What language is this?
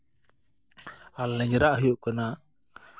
Santali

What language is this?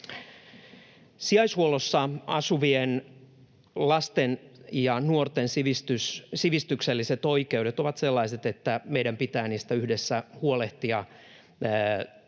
Finnish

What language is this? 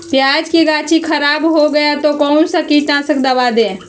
Magahi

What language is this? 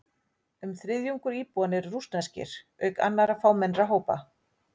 Icelandic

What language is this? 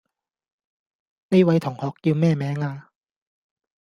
Cantonese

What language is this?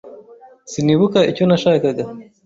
Kinyarwanda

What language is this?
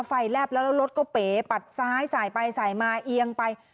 Thai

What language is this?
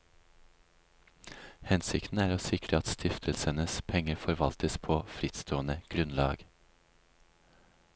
Norwegian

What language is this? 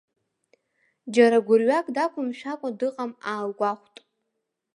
Abkhazian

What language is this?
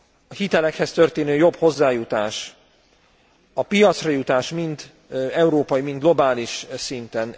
Hungarian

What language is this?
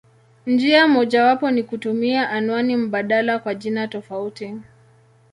Swahili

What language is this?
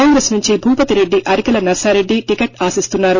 Telugu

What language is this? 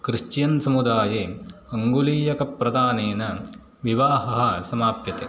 Sanskrit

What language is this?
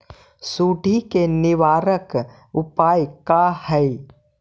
Magahi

